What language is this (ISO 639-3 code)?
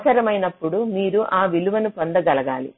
tel